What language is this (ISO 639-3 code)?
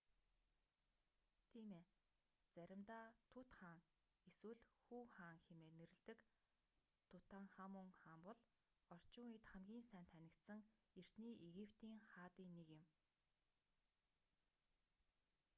mon